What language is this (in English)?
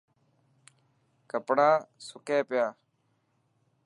Dhatki